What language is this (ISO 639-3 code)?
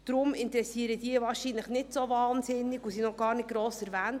gsw